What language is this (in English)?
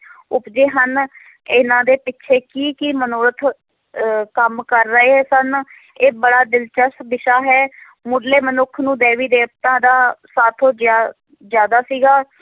Punjabi